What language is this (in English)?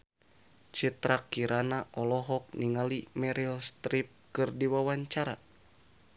Sundanese